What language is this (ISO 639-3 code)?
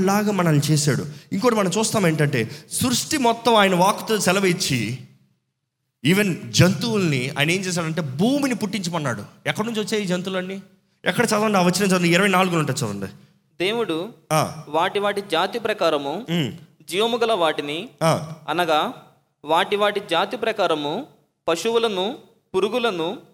tel